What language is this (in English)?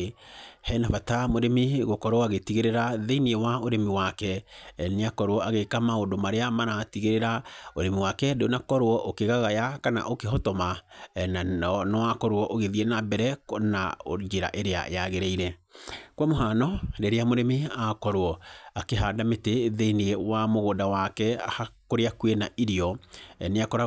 Kikuyu